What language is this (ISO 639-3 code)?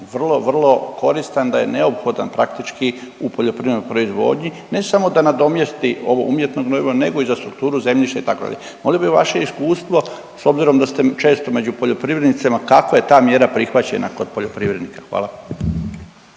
hrv